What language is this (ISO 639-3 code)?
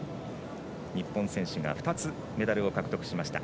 jpn